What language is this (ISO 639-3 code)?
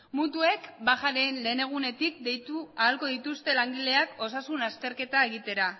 eus